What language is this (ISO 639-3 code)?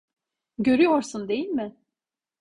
tur